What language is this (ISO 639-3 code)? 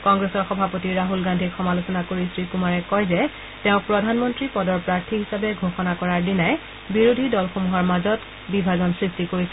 asm